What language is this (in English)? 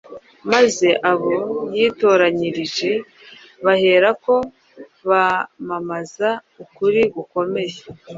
Kinyarwanda